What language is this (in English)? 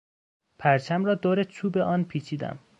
Persian